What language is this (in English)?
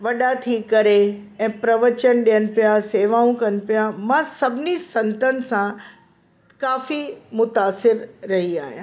Sindhi